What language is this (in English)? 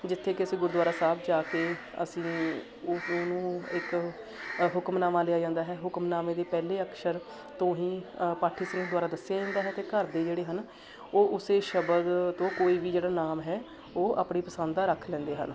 Punjabi